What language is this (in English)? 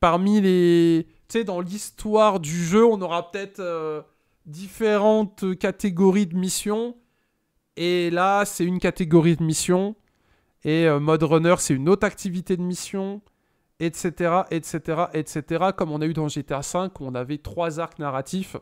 French